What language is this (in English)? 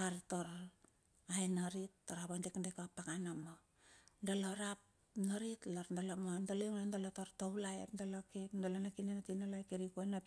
Bilur